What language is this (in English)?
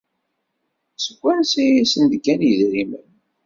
Kabyle